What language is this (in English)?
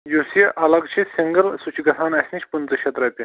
Kashmiri